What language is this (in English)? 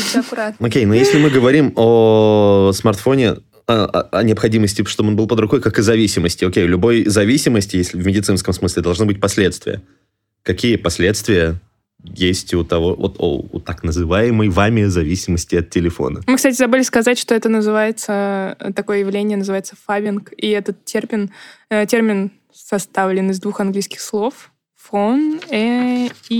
Russian